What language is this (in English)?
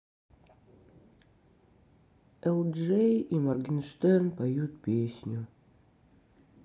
Russian